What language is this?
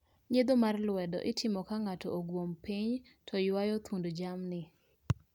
Luo (Kenya and Tanzania)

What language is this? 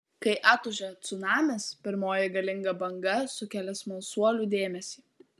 Lithuanian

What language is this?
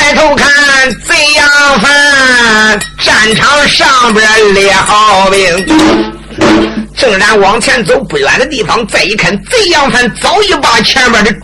Chinese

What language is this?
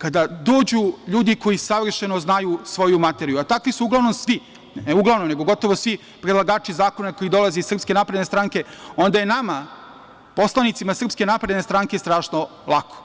Serbian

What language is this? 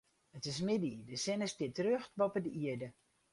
Western Frisian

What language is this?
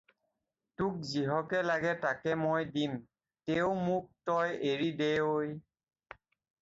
Assamese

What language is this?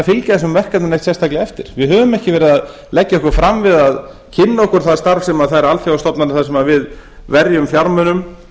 Icelandic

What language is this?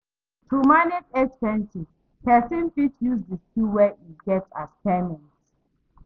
Nigerian Pidgin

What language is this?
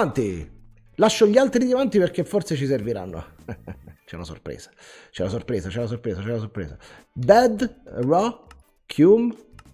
Italian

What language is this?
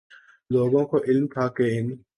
Urdu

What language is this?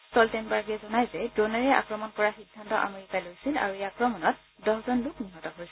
Assamese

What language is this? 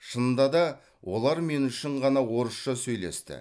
Kazakh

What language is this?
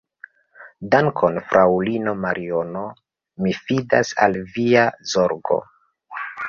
Esperanto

